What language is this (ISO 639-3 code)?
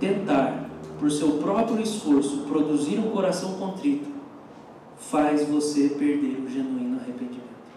por